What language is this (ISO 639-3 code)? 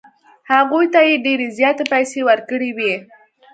pus